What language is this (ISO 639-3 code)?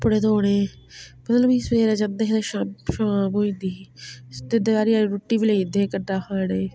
doi